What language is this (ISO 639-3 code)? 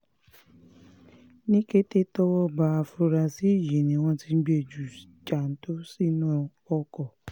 yor